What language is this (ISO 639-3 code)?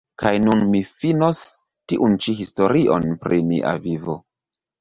epo